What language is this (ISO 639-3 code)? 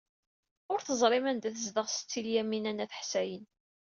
kab